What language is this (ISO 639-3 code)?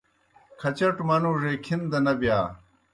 plk